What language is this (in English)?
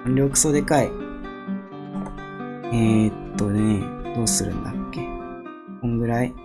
Japanese